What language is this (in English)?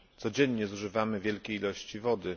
Polish